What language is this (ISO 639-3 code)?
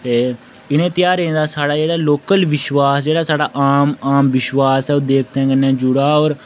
doi